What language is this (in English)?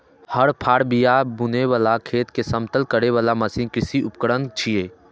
Maithili